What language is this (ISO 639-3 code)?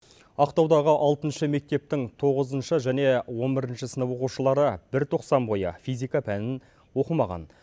kaz